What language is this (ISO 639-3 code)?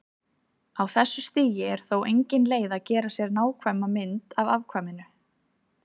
isl